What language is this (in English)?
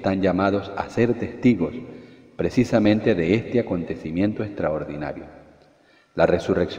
Spanish